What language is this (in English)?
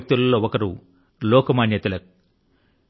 Telugu